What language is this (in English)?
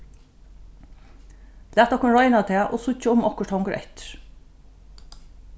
Faroese